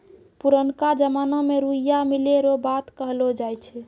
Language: Maithili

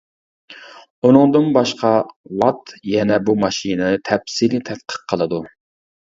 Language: Uyghur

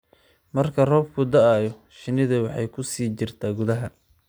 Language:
Somali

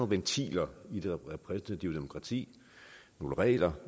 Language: Danish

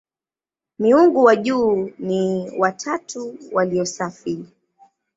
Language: Swahili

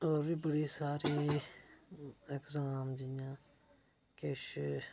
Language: Dogri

